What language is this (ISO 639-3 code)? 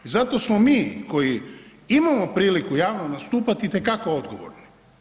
hrv